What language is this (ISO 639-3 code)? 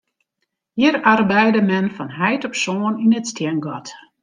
fry